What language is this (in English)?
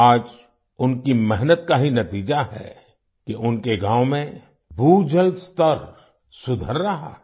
Hindi